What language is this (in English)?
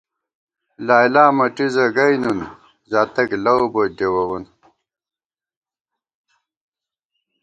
Gawar-Bati